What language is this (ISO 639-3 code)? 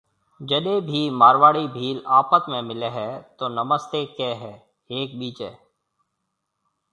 mve